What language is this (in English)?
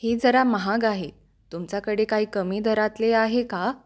Marathi